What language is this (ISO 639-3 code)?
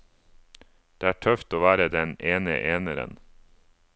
nor